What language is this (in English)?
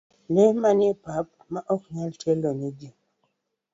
Luo (Kenya and Tanzania)